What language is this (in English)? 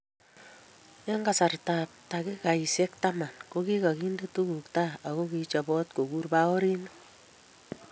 Kalenjin